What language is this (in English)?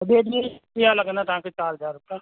Sindhi